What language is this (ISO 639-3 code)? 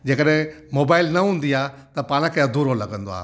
snd